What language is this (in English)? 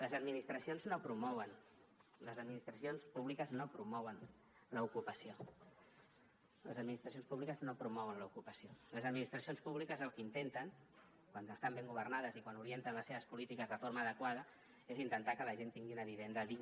Catalan